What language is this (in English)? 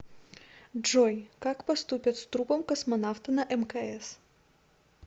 Russian